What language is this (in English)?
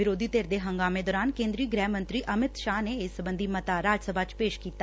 Punjabi